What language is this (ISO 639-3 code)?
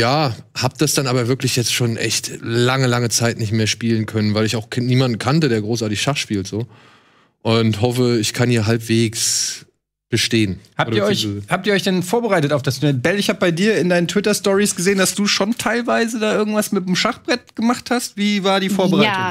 deu